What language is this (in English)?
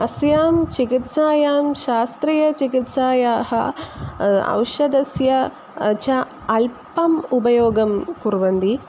Sanskrit